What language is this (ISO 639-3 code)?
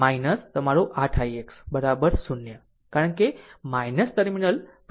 guj